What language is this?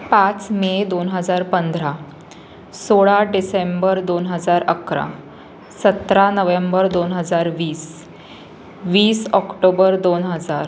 Marathi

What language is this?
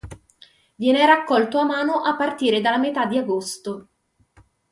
Italian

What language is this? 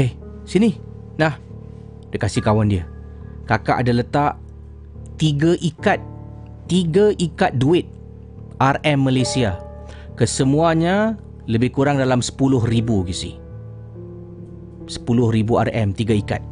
Malay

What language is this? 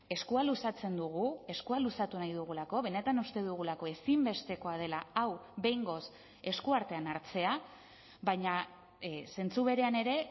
Basque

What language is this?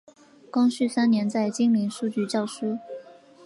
Chinese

